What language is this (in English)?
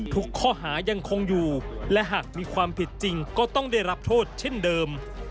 Thai